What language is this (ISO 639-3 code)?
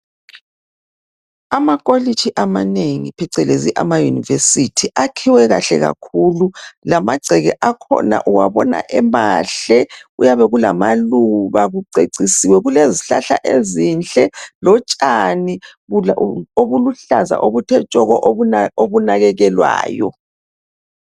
nde